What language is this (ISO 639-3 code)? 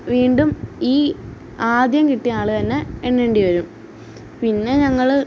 mal